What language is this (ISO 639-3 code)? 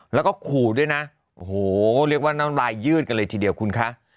tha